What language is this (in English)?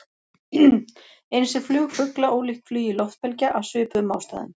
Icelandic